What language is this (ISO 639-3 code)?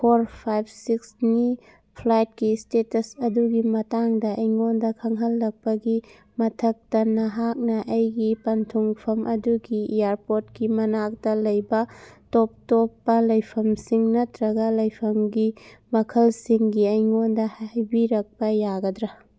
mni